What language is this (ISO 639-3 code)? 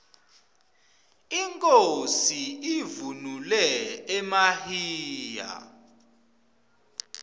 ssw